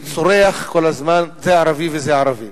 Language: Hebrew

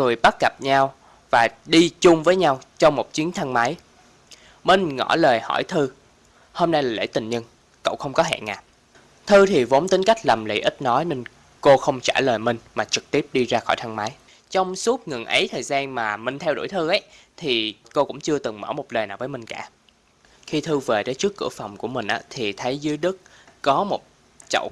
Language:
Vietnamese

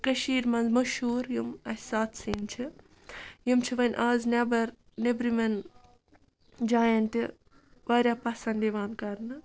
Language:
Kashmiri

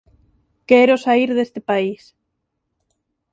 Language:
Galician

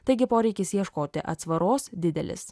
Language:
Lithuanian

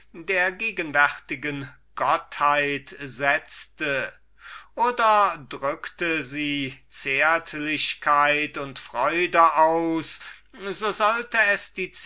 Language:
German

